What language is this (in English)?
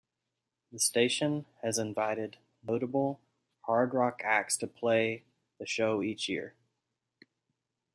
English